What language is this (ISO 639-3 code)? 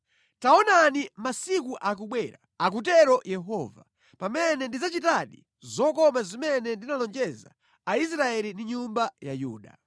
nya